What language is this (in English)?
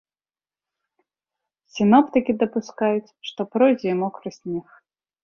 Belarusian